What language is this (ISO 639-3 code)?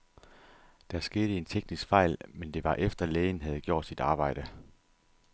dan